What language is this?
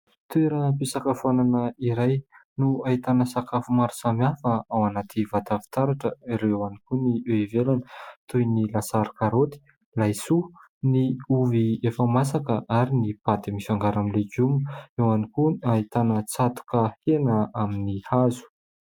Malagasy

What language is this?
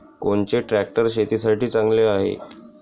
Marathi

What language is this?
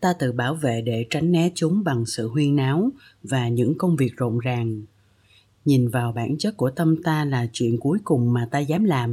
Vietnamese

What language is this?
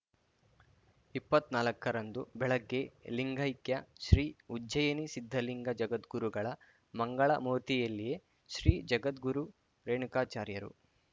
Kannada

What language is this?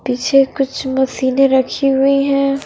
Hindi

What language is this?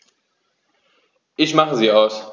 German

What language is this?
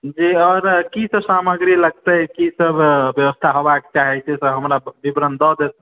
Maithili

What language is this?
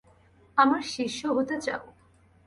Bangla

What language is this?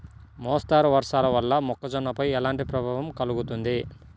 Telugu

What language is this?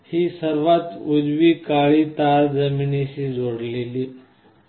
Marathi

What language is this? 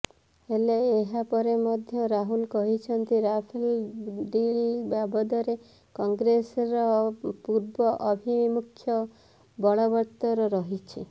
Odia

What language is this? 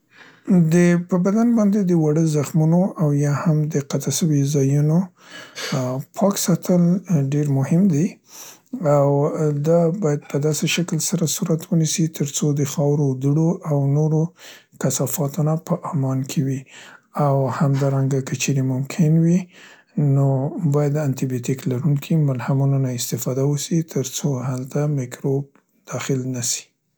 Central Pashto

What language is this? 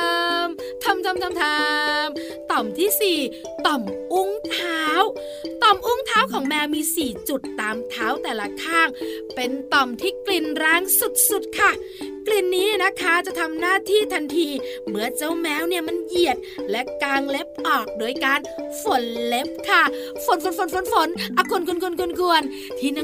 Thai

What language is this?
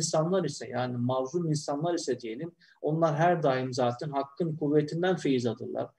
Turkish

